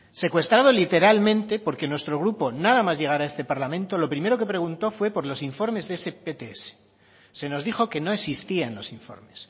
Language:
Spanish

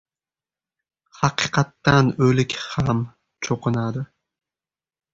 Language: Uzbek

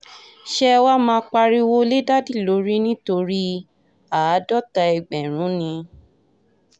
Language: Yoruba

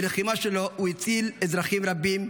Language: Hebrew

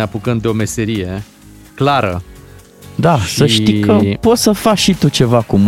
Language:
Romanian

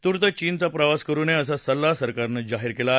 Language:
Marathi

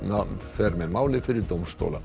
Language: Icelandic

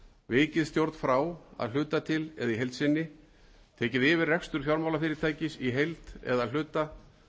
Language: Icelandic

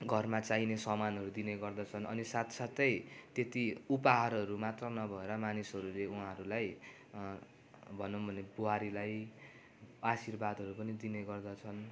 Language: Nepali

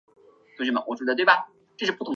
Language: Chinese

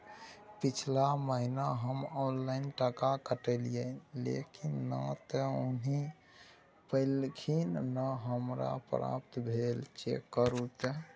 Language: Maithili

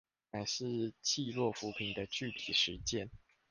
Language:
Chinese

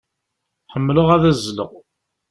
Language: Kabyle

